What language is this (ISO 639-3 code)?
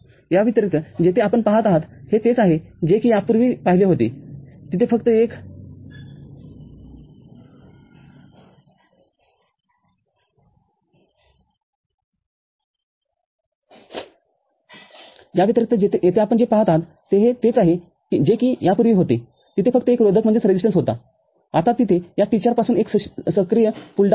mar